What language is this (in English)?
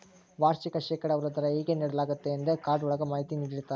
Kannada